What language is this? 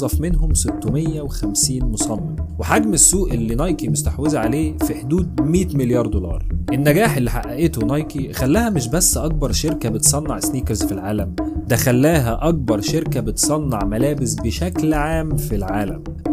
Arabic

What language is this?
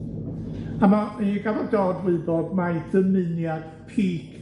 Welsh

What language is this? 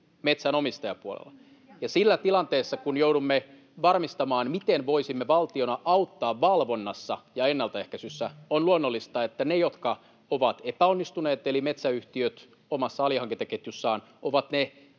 Finnish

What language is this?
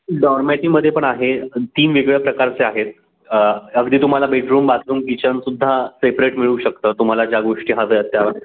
Marathi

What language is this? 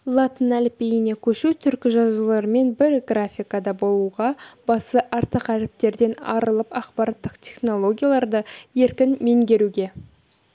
Kazakh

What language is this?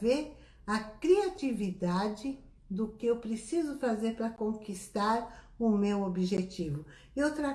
Portuguese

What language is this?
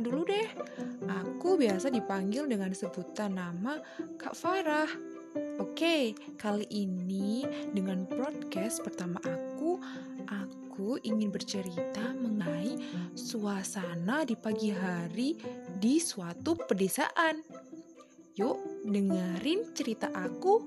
Indonesian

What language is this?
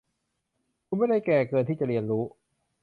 Thai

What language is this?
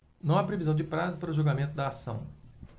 Portuguese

